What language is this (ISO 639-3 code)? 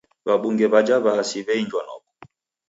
dav